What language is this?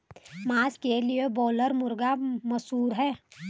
Hindi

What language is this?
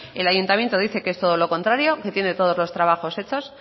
Spanish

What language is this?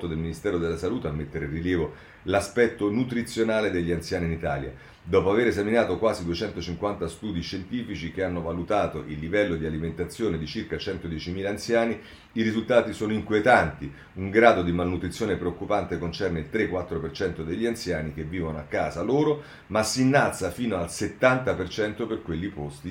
Italian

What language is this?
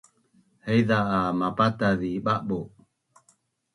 Bunun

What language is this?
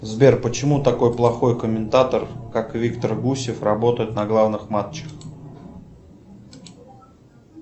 Russian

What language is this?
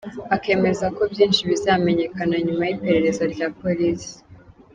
Kinyarwanda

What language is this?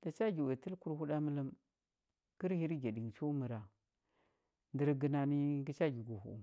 Huba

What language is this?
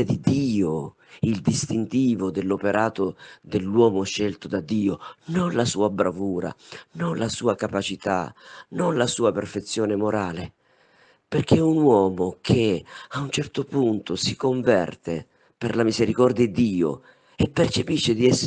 Italian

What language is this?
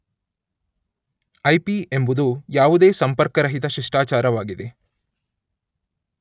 Kannada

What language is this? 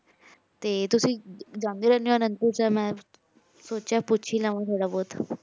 Punjabi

